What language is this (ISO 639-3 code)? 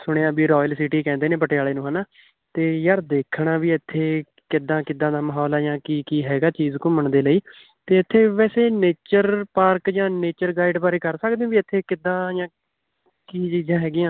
pan